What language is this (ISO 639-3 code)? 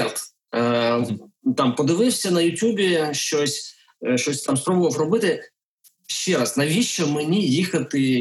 ukr